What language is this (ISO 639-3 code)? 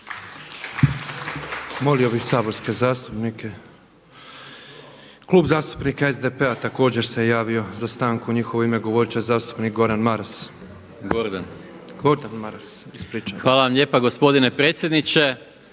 hrv